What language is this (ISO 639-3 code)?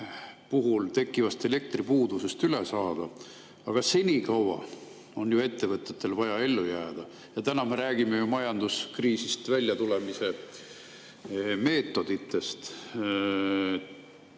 est